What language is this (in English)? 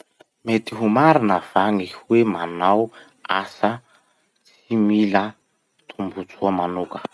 Masikoro Malagasy